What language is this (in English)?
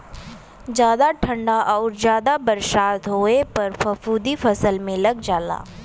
Bhojpuri